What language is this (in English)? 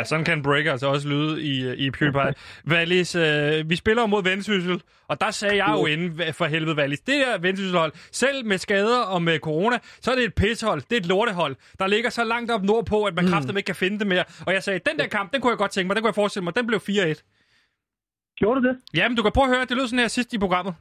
Danish